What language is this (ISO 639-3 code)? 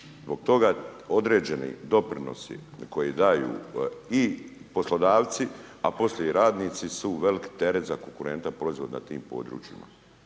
hrv